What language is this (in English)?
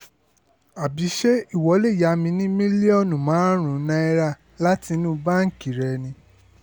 Yoruba